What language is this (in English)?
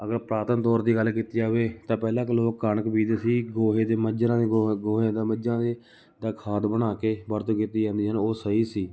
Punjabi